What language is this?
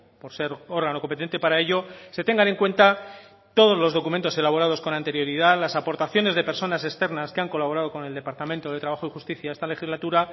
Spanish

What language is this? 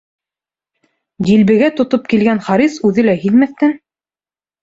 Bashkir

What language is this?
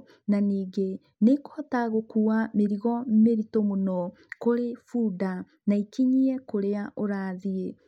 Kikuyu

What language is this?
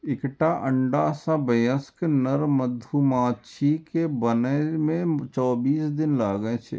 Maithili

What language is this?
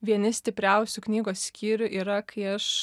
Lithuanian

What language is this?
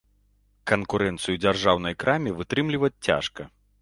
Belarusian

